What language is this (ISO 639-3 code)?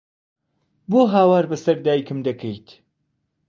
ckb